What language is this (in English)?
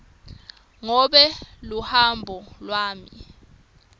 Swati